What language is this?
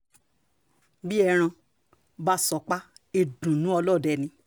Yoruba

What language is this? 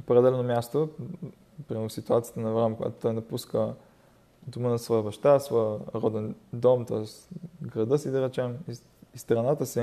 Bulgarian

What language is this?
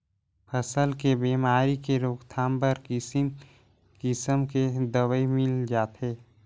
Chhattisgarhi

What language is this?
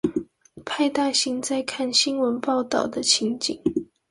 Chinese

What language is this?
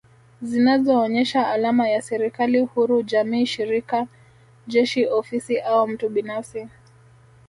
Swahili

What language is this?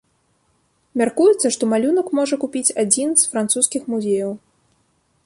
Belarusian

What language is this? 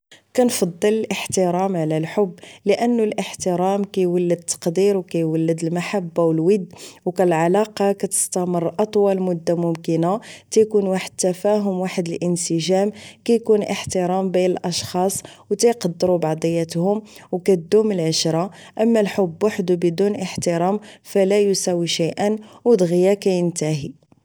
Moroccan Arabic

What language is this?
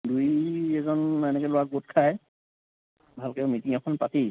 Assamese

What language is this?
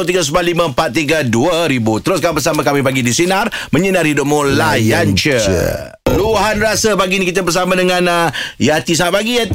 Malay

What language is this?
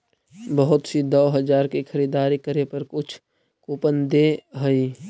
Magahi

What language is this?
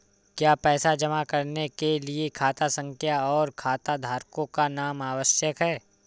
Hindi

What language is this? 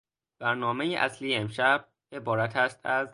Persian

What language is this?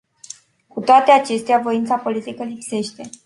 Romanian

